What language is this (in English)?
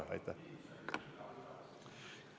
Estonian